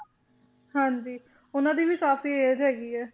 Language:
Punjabi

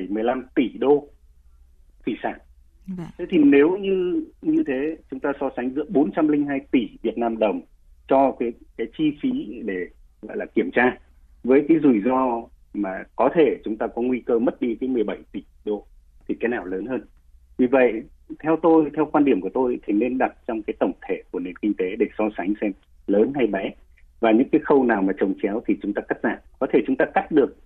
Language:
Vietnamese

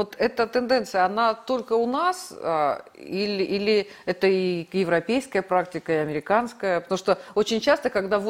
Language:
Russian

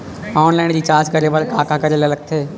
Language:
Chhattisgarhi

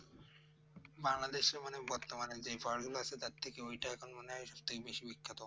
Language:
Bangla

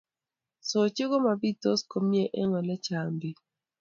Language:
Kalenjin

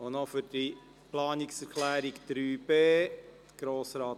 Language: Swiss German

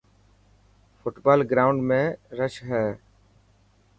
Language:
Dhatki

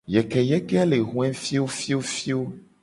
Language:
Gen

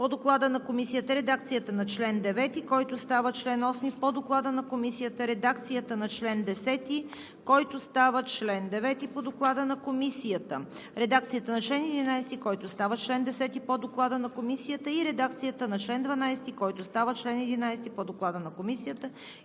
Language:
Bulgarian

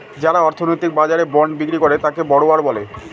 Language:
Bangla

